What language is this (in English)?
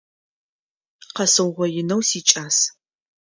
Adyghe